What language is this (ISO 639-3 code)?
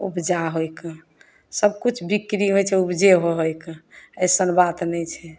mai